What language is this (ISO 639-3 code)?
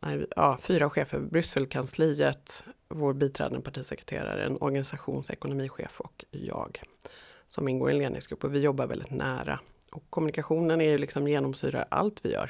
swe